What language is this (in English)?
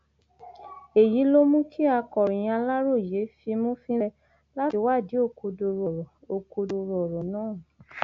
Yoruba